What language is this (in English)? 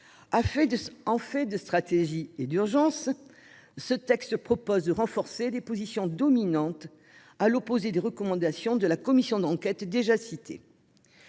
French